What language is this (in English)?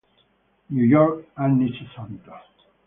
Italian